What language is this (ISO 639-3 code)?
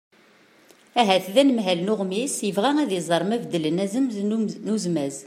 kab